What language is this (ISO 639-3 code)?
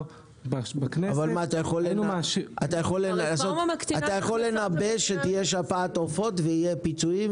heb